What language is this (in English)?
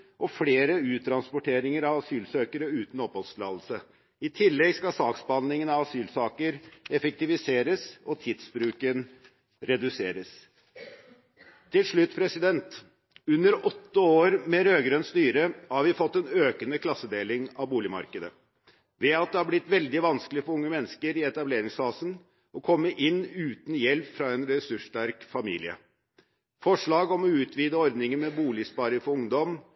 Norwegian Bokmål